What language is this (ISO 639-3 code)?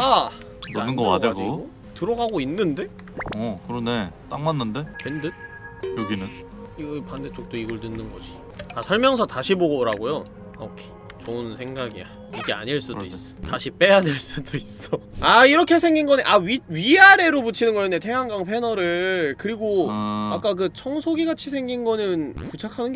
kor